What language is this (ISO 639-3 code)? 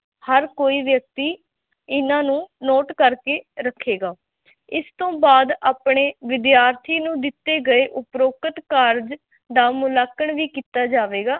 pan